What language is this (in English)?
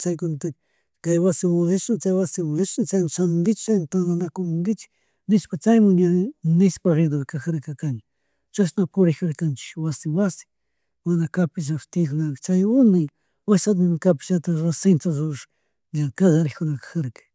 Chimborazo Highland Quichua